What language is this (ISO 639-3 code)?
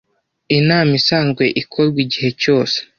kin